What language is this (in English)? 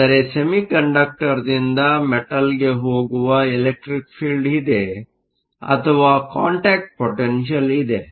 Kannada